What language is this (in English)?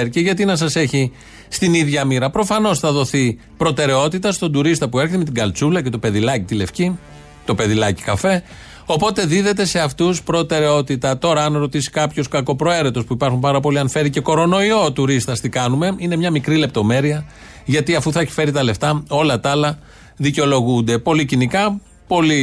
Greek